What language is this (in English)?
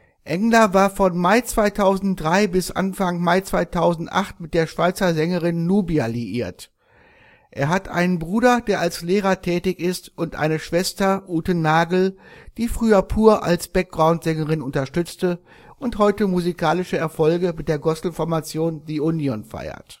German